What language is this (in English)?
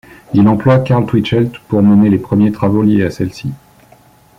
French